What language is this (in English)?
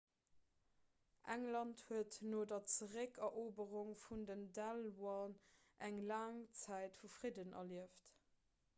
Luxembourgish